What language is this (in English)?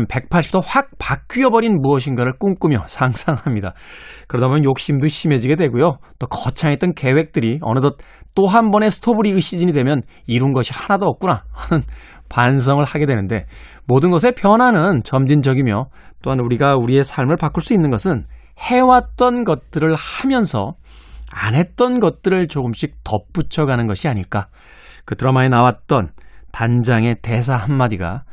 Korean